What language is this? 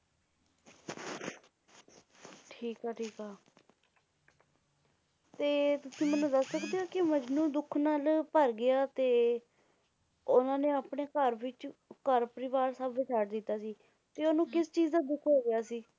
Punjabi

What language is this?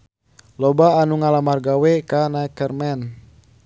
Sundanese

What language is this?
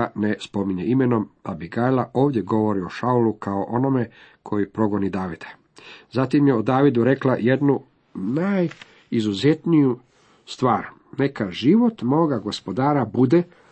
Croatian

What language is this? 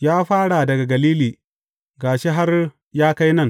Hausa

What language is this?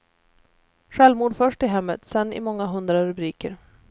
Swedish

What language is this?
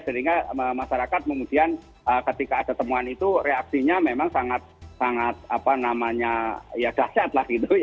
Indonesian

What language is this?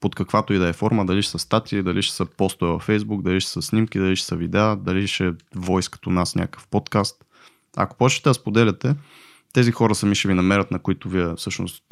Bulgarian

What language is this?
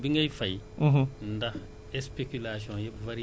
Wolof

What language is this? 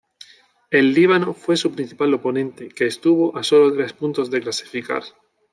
Spanish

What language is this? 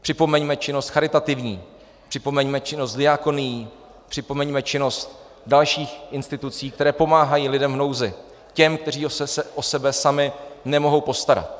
Czech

